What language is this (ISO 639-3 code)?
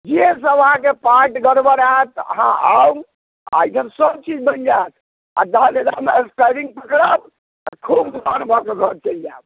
mai